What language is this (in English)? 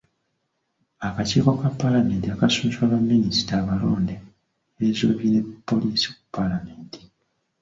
Ganda